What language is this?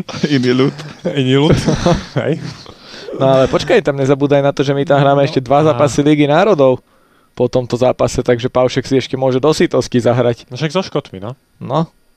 Slovak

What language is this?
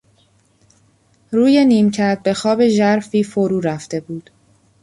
Persian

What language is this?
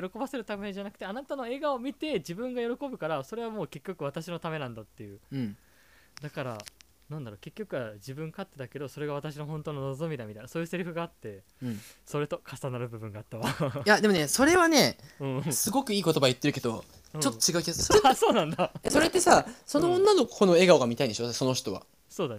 Japanese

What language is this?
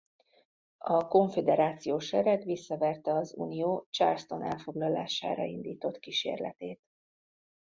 Hungarian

